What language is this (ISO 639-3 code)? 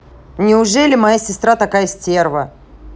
rus